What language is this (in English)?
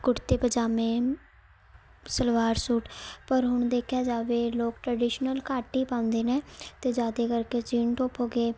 Punjabi